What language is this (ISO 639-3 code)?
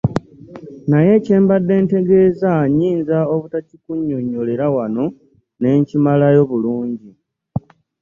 lug